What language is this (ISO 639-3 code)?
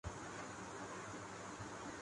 urd